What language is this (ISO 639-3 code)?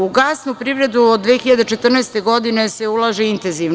srp